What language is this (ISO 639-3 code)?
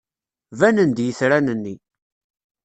kab